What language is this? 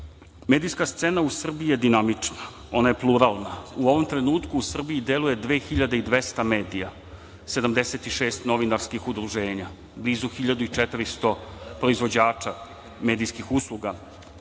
Serbian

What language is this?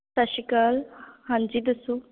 Punjabi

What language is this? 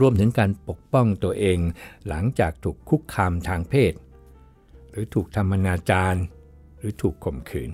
Thai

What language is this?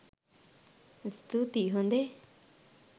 Sinhala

